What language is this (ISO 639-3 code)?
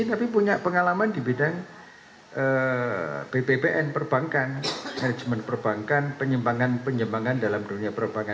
ind